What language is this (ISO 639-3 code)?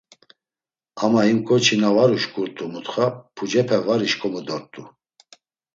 lzz